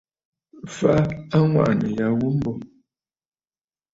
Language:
Bafut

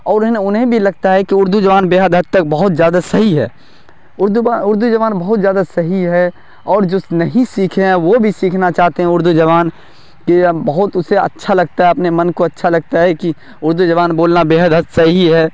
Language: Urdu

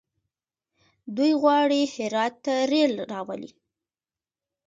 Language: Pashto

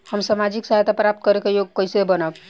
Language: Bhojpuri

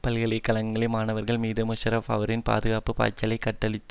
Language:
Tamil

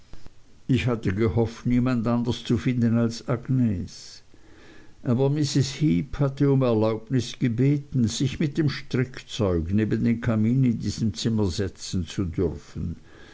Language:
German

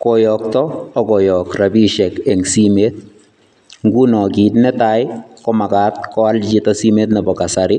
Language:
Kalenjin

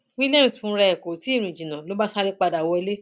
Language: Yoruba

